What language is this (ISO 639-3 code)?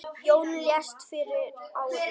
isl